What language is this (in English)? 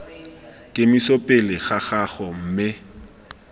Tswana